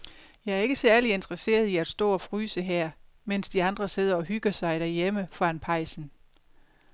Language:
Danish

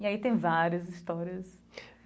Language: Portuguese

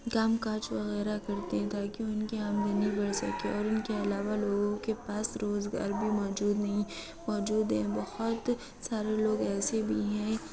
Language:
Urdu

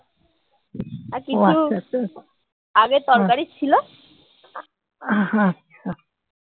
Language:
Bangla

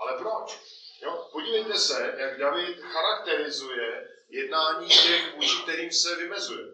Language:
Czech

